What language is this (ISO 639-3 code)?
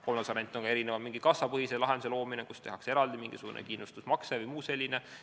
est